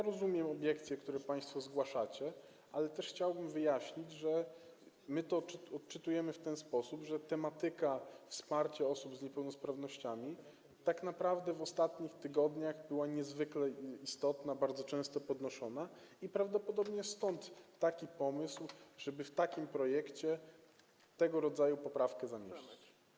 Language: Polish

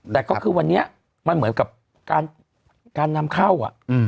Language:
Thai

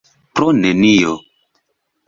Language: Esperanto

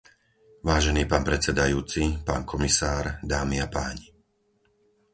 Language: Slovak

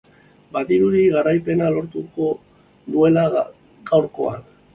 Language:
Basque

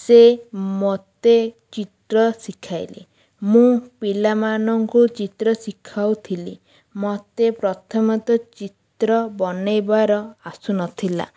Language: Odia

